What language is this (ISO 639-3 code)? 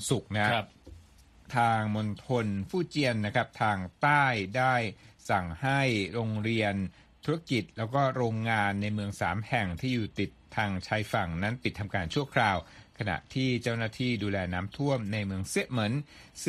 tha